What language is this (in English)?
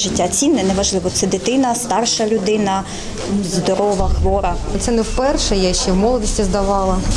Ukrainian